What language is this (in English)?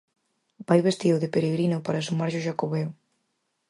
Galician